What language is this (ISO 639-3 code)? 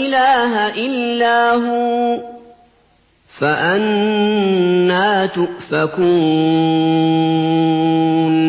ara